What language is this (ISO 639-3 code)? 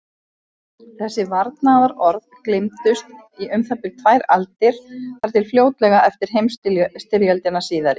isl